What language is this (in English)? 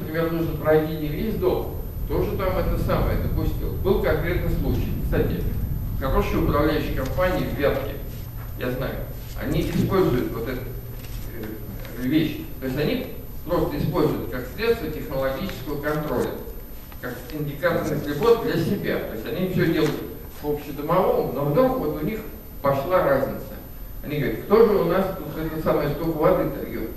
Russian